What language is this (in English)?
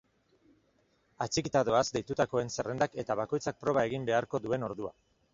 Basque